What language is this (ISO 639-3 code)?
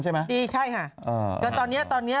tha